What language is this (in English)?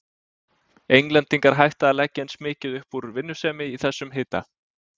Icelandic